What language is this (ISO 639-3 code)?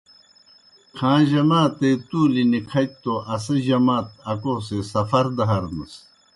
plk